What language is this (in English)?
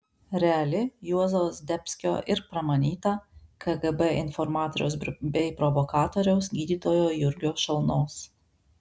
Lithuanian